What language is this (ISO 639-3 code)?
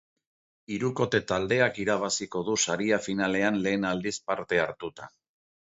eus